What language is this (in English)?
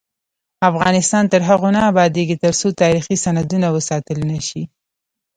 Pashto